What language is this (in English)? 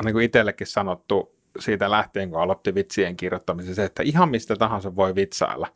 Finnish